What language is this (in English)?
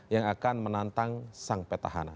Indonesian